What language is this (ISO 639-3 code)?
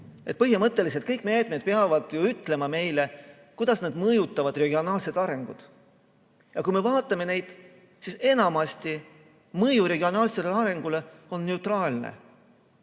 est